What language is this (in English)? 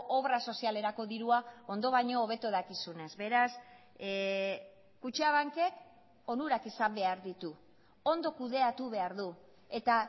Basque